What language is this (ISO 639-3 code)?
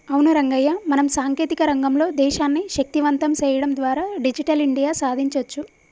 tel